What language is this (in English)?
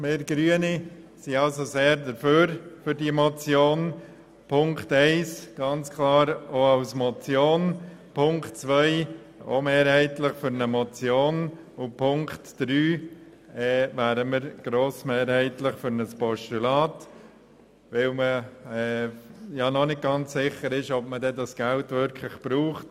Swiss German